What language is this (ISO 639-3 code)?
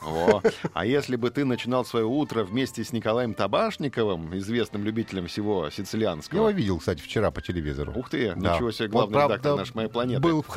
rus